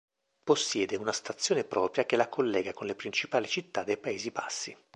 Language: Italian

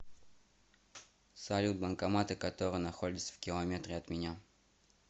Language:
Russian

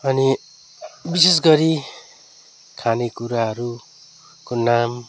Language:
Nepali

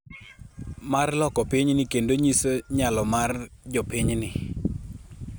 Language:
Luo (Kenya and Tanzania)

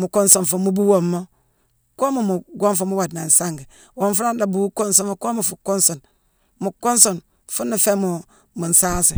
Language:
Mansoanka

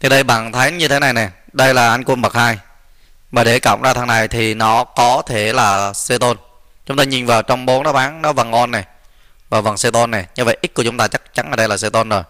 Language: Vietnamese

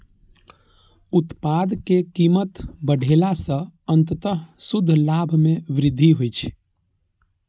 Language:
Maithili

